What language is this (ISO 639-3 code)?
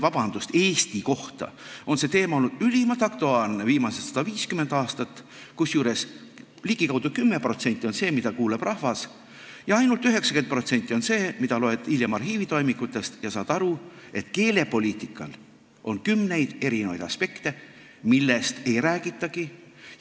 est